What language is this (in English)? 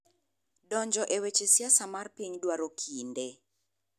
Luo (Kenya and Tanzania)